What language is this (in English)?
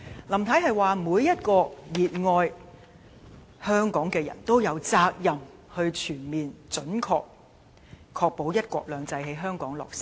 Cantonese